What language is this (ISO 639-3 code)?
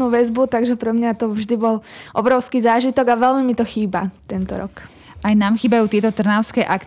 slk